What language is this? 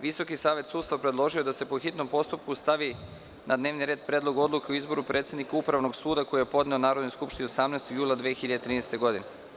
Serbian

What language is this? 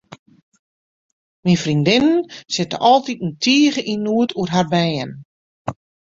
Western Frisian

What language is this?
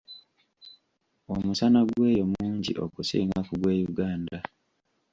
Ganda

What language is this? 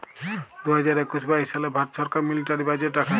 Bangla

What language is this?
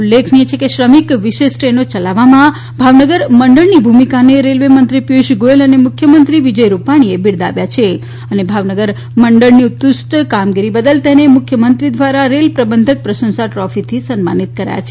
Gujarati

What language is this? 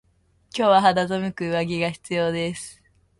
Japanese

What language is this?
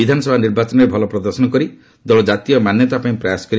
Odia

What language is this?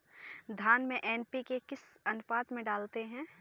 Hindi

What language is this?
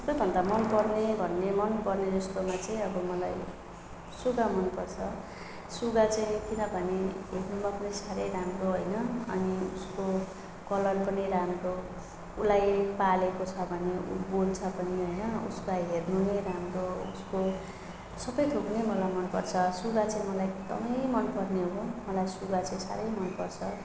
Nepali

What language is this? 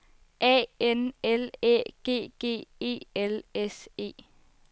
Danish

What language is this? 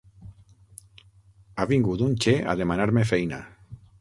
Catalan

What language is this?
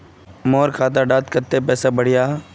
Magahi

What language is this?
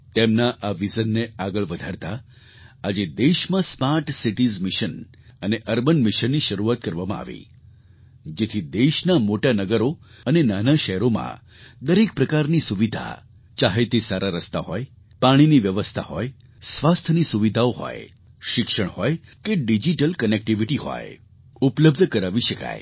Gujarati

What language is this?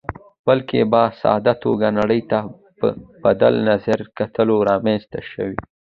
Pashto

